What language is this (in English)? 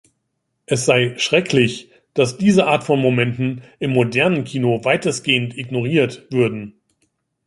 German